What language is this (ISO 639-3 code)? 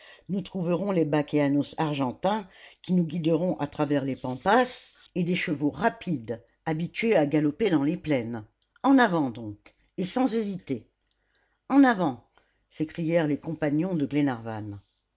fra